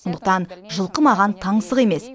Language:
Kazakh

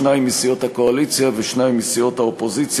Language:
Hebrew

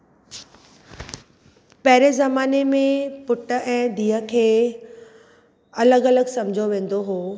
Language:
Sindhi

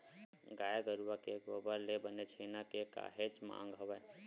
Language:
Chhattisgarhi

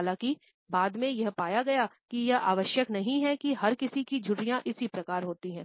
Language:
Hindi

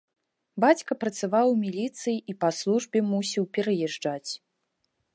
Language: Belarusian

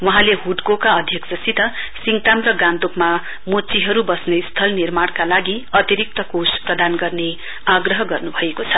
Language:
Nepali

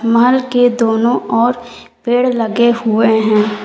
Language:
Hindi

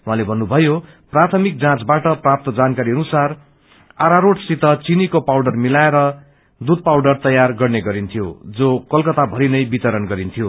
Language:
Nepali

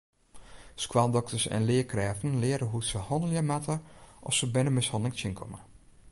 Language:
Western Frisian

